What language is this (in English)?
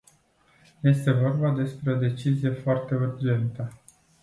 Romanian